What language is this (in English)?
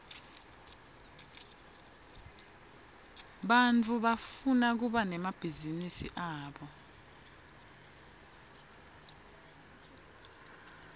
Swati